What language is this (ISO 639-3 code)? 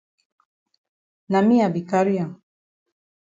wes